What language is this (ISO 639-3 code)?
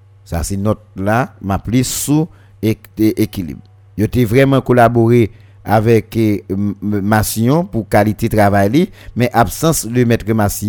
fra